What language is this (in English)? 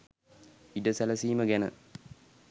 Sinhala